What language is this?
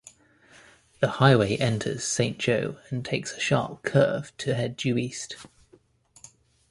English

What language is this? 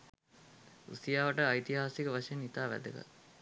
Sinhala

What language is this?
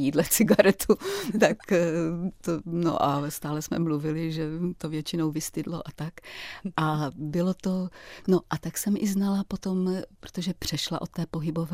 Czech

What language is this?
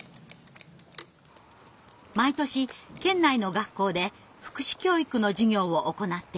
Japanese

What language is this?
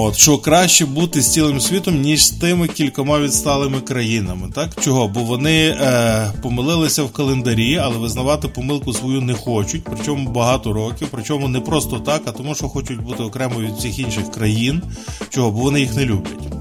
Ukrainian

